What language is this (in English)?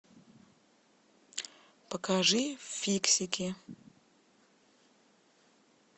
Russian